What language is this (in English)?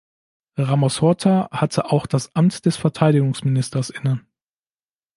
German